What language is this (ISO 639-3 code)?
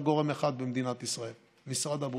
heb